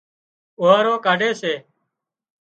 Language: Wadiyara Koli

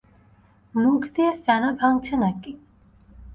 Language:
Bangla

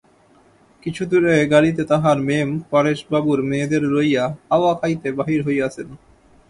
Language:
Bangla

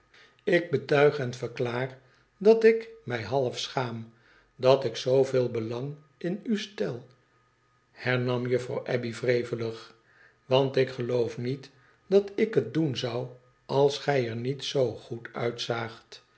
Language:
Dutch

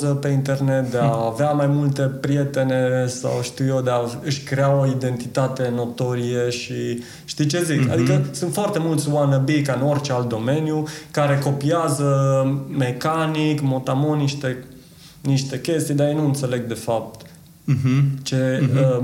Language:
Romanian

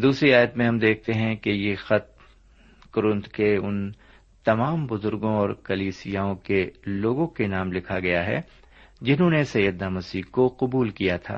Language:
Urdu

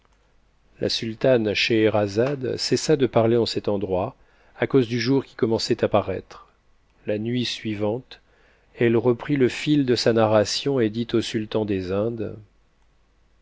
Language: French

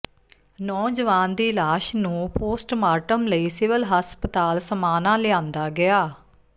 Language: Punjabi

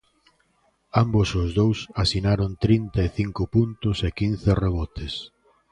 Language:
Galician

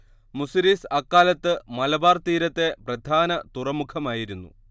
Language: Malayalam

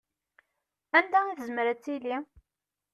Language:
Kabyle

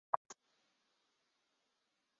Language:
Chinese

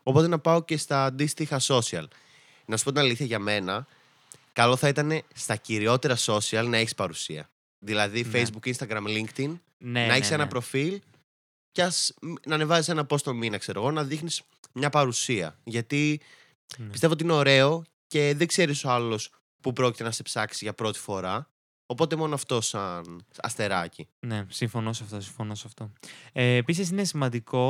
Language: Greek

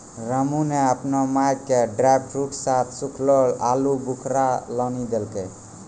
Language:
Maithili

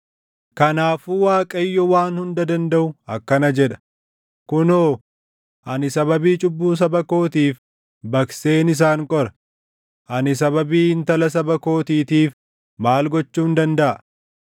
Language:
Oromo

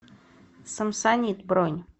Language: Russian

